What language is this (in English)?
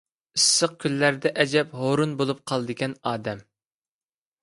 Uyghur